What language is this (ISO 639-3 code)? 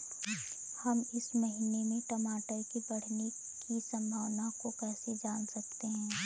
hin